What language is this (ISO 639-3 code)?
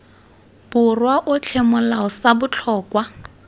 tsn